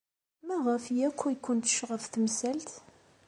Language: Kabyle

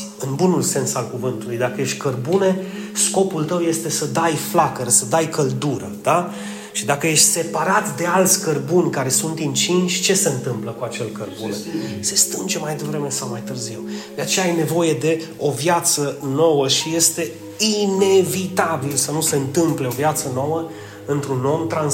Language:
Romanian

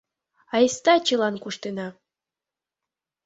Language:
Mari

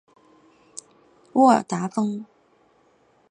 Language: Chinese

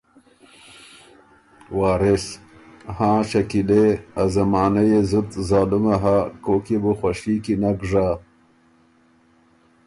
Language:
Ormuri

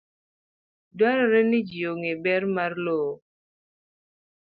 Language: Luo (Kenya and Tanzania)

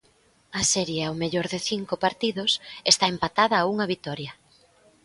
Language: Galician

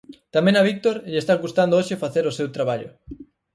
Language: Galician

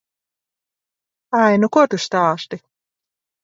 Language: Latvian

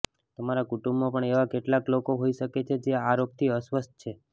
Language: Gujarati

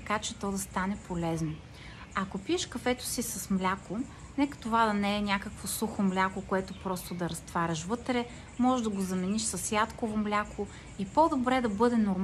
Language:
Bulgarian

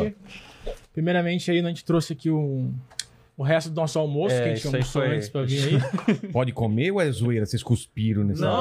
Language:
Portuguese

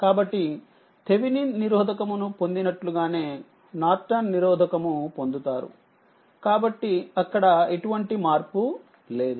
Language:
Telugu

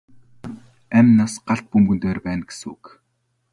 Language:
Mongolian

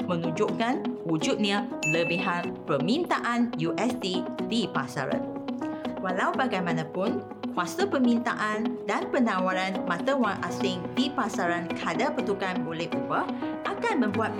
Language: Malay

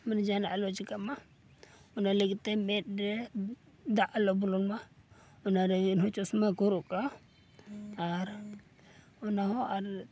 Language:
Santali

